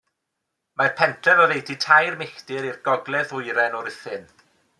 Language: Welsh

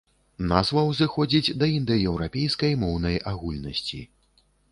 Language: Belarusian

